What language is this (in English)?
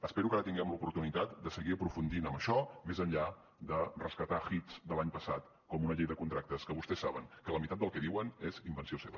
Catalan